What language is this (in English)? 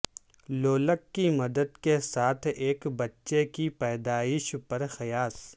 Urdu